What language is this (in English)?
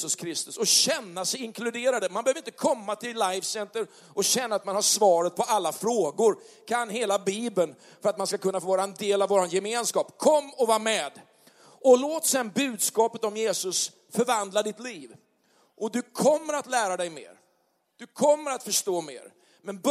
Swedish